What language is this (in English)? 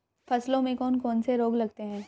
Hindi